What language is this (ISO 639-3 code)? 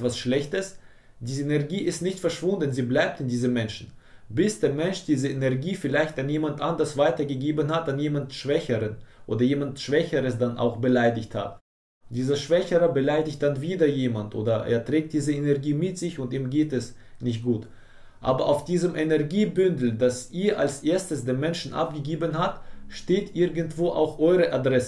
deu